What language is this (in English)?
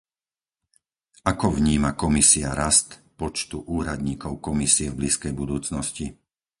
Slovak